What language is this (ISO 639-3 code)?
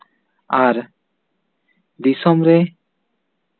sat